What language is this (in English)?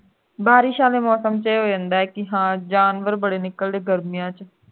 Punjabi